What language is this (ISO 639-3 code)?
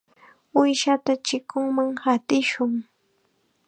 qxa